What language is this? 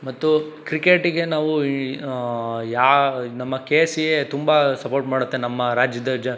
Kannada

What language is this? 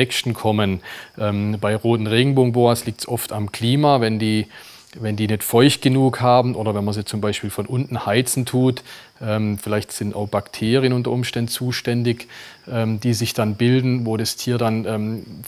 German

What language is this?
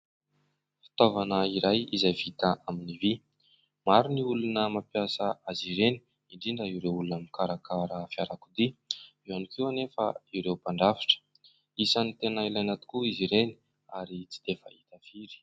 Malagasy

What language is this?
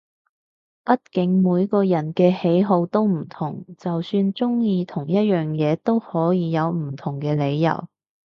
Cantonese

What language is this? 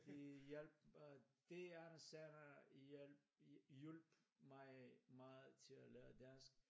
Danish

